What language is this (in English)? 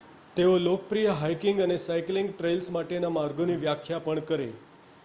Gujarati